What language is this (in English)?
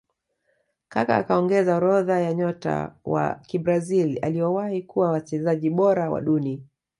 Swahili